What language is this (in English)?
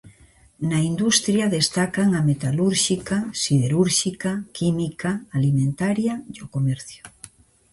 Galician